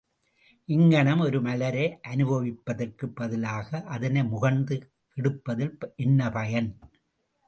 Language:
Tamil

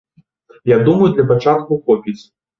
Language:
Belarusian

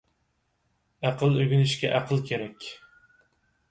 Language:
Uyghur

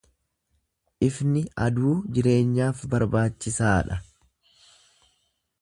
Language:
Oromo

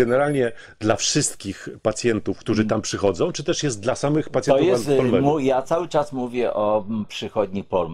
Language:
Polish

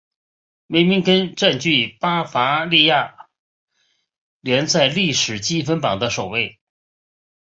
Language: Chinese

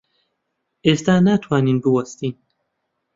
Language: Central Kurdish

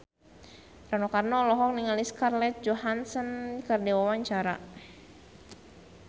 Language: Sundanese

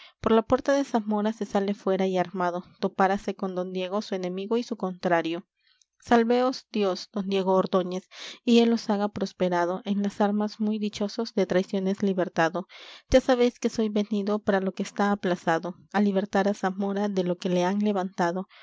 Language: Spanish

